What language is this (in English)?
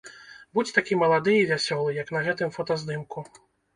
Belarusian